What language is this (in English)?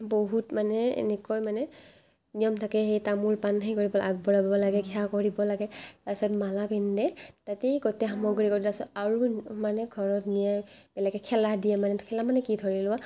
Assamese